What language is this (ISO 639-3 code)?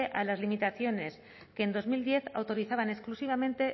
spa